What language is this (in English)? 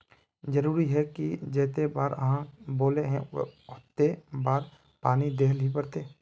Magahi